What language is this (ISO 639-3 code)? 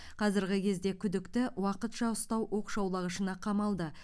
kaz